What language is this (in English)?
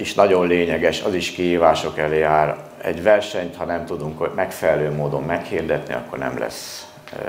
Hungarian